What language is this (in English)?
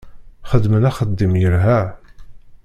Kabyle